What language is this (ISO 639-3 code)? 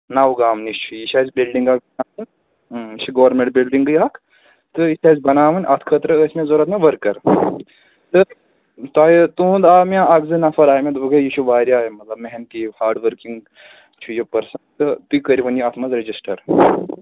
kas